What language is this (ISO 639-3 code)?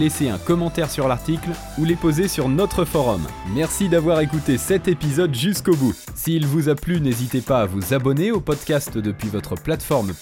fra